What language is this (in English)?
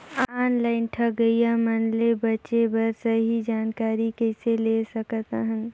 Chhattisgarhi